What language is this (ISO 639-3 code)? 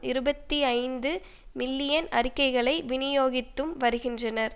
tam